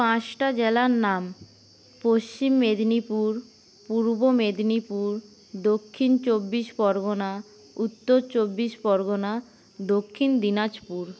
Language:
Bangla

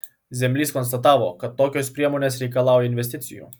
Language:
Lithuanian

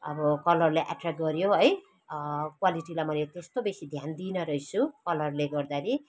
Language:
Nepali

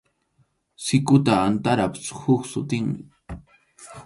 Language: Arequipa-La Unión Quechua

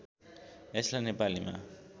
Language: Nepali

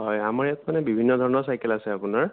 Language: Assamese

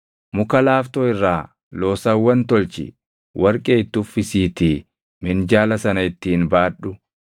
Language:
Oromo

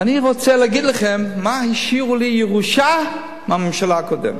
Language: Hebrew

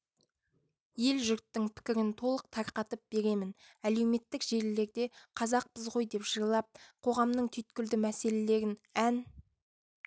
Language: Kazakh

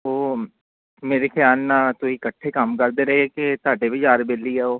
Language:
Punjabi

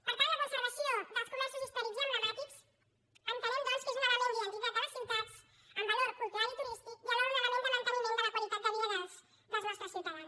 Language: Catalan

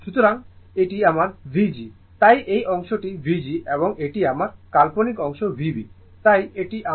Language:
Bangla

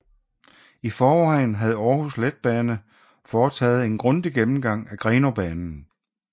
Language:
Danish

